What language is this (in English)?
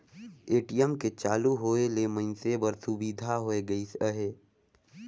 Chhattisgarhi